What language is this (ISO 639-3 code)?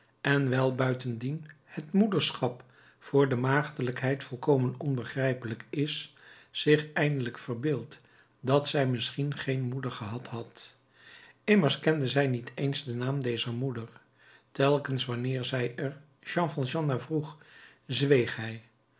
nld